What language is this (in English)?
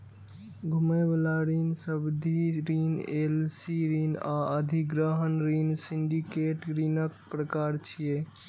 Maithili